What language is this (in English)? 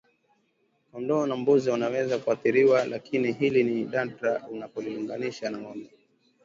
Swahili